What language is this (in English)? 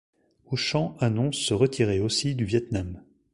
French